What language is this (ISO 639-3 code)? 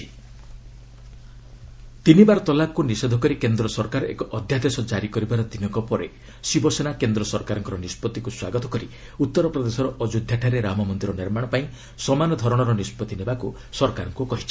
ori